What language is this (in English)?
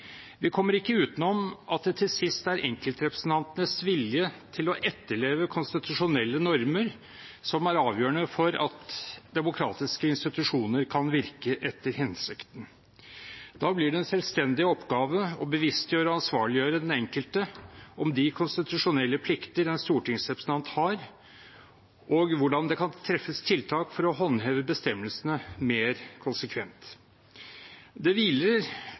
Norwegian Bokmål